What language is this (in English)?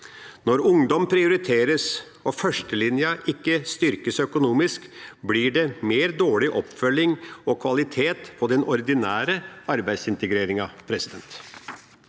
Norwegian